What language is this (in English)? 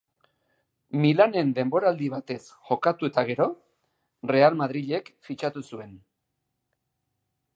Basque